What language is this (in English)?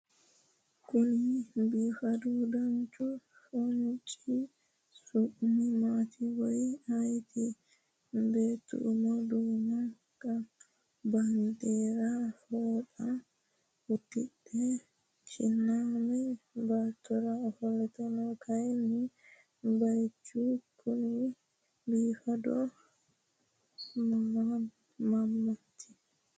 Sidamo